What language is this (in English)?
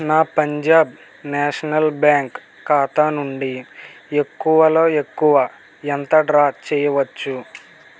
Telugu